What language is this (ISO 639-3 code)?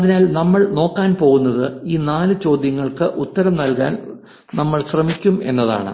mal